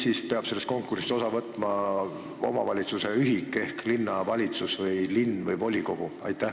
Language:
Estonian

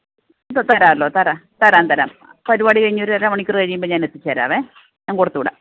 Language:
Malayalam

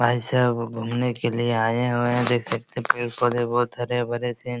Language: Hindi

